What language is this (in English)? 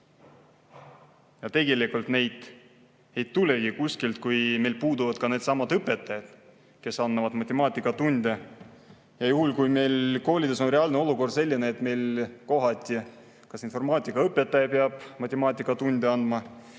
Estonian